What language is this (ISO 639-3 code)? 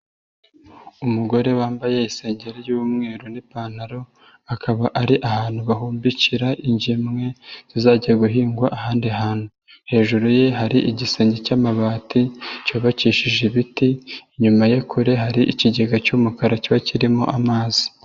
kin